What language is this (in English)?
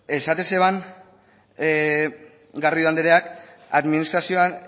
Basque